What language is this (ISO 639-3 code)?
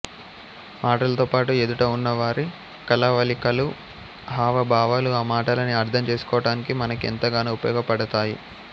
tel